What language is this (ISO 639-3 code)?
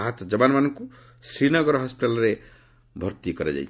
ori